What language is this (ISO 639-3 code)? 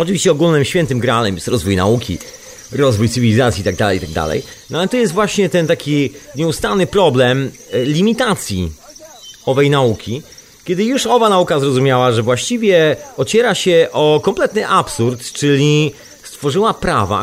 pol